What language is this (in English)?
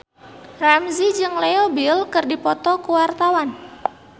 Sundanese